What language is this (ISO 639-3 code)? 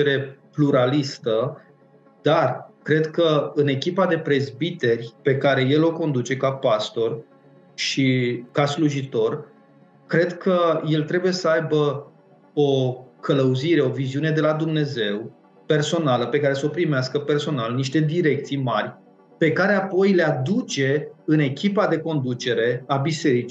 ron